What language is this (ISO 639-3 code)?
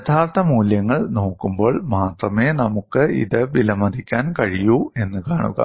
mal